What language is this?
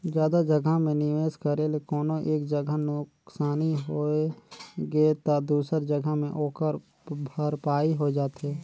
Chhattisgarhi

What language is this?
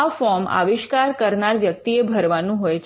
Gujarati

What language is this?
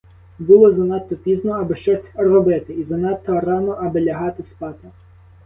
Ukrainian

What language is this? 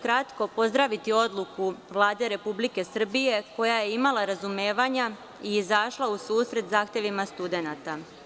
Serbian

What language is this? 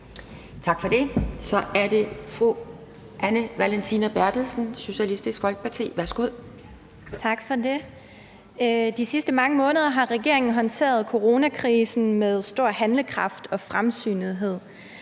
Danish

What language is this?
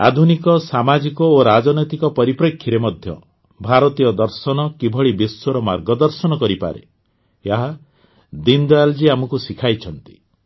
Odia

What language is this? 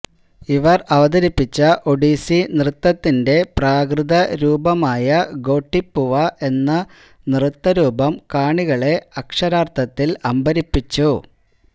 Malayalam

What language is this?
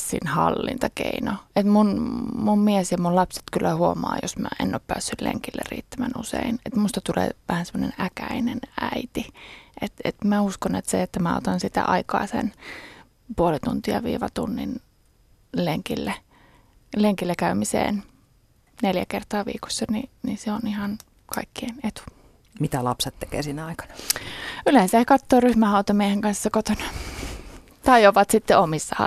Finnish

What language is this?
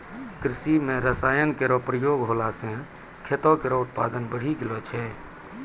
Maithili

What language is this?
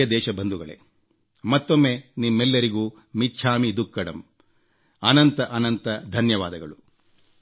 Kannada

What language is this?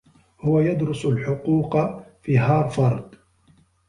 Arabic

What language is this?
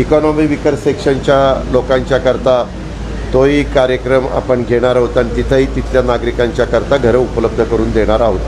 Hindi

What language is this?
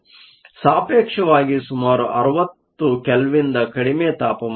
Kannada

